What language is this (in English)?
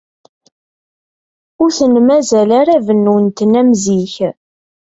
Kabyle